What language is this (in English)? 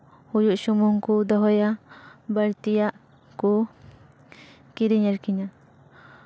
Santali